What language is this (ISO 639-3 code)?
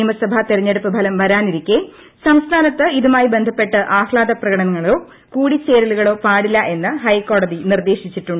mal